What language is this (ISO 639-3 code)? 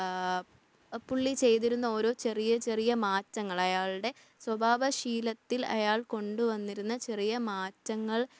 mal